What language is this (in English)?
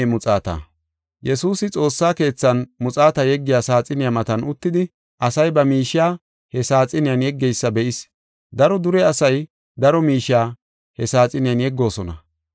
Gofa